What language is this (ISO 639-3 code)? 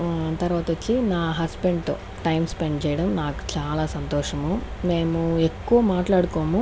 tel